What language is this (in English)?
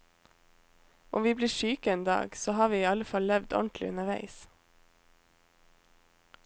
Norwegian